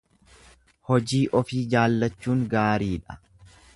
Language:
Oromo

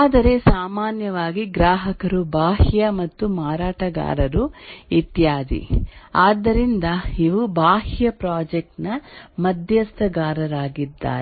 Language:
Kannada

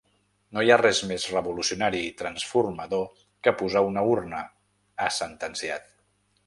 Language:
Catalan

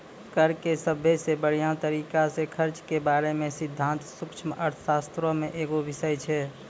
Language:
Maithili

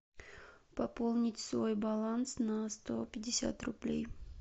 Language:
Russian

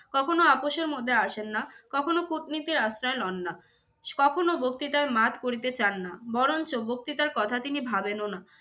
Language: Bangla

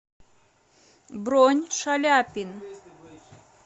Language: Russian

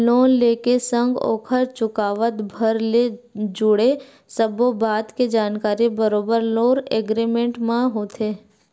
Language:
Chhattisgarhi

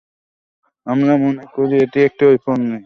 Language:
Bangla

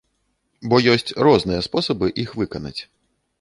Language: Belarusian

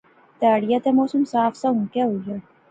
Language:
Pahari-Potwari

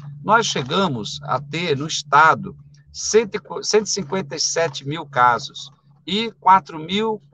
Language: Portuguese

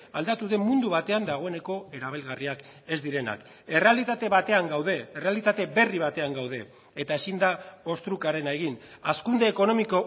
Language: Basque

